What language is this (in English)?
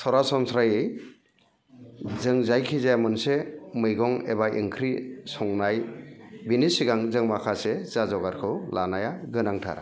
Bodo